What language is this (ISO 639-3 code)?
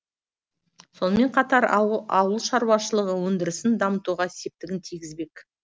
kaz